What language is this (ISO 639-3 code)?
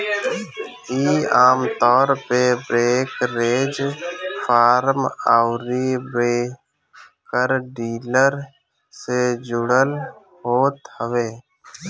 bho